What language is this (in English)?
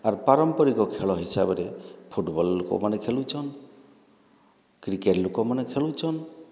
Odia